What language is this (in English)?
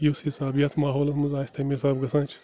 Kashmiri